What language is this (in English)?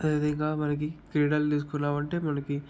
Telugu